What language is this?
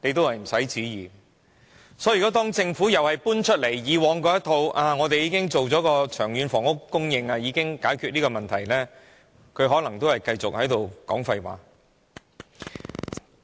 Cantonese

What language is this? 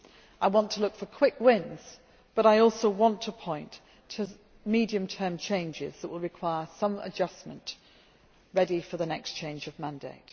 English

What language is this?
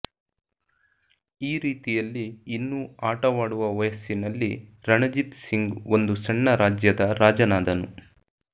Kannada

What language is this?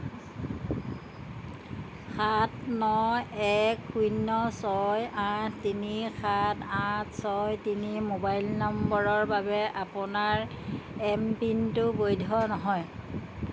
Assamese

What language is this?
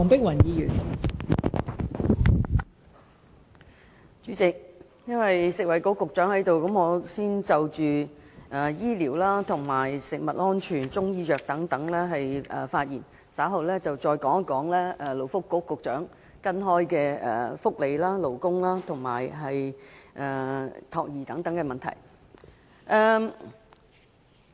Cantonese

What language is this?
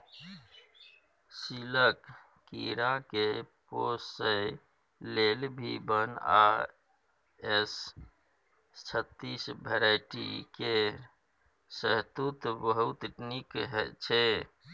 Maithili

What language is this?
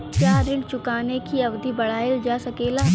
Bhojpuri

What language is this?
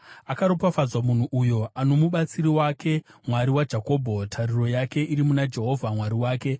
Shona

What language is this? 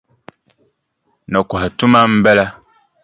Dagbani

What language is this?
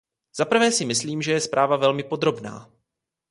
Czech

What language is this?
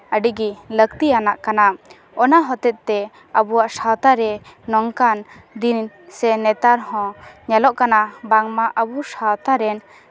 Santali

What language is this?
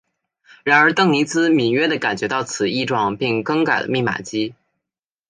Chinese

